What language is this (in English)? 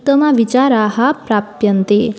Sanskrit